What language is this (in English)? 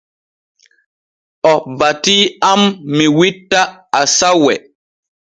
Borgu Fulfulde